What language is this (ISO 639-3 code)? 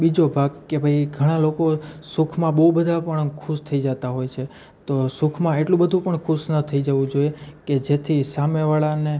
guj